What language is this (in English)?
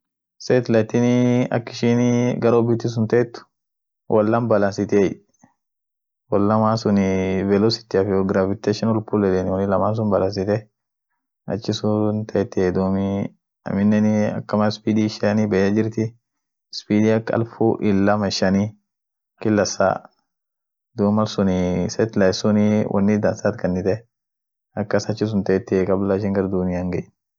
Orma